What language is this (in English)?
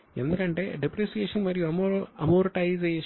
Telugu